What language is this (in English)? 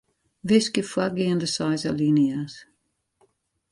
Western Frisian